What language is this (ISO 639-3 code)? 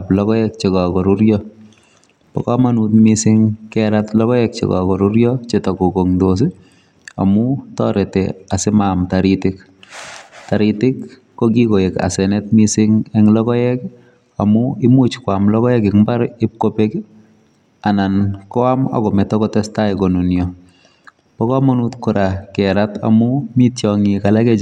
kln